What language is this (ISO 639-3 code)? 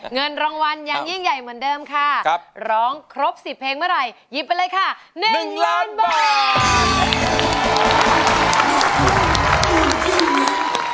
tha